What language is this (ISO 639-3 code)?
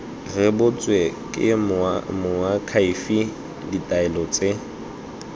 tsn